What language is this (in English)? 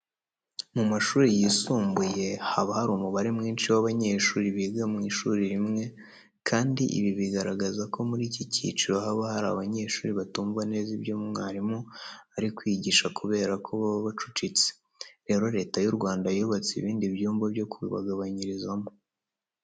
Kinyarwanda